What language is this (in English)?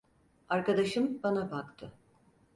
Turkish